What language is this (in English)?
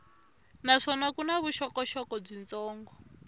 Tsonga